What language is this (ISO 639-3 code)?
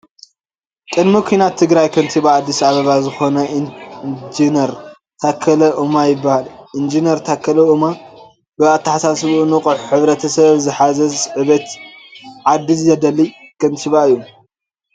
tir